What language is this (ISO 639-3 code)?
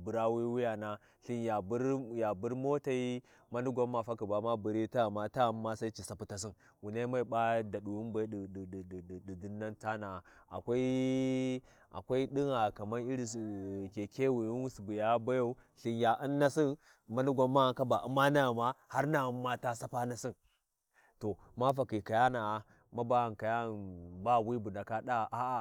wji